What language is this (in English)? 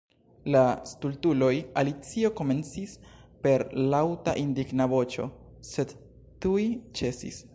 Esperanto